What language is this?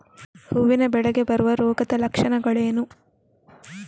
Kannada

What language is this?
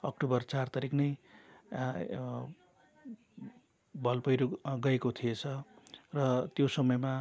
Nepali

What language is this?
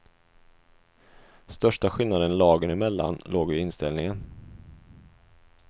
Swedish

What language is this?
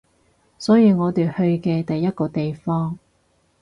Cantonese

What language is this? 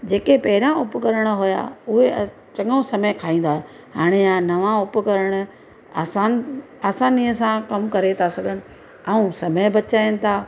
Sindhi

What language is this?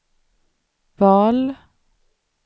Swedish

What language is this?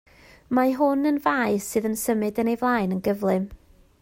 Welsh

